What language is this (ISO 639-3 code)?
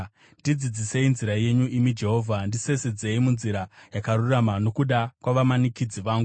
sna